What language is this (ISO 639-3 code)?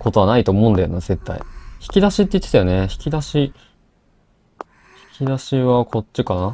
jpn